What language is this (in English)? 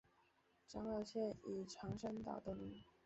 Chinese